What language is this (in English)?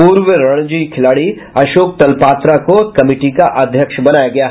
Hindi